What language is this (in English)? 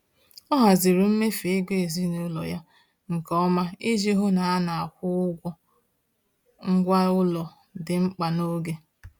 Igbo